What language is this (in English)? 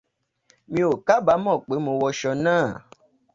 Yoruba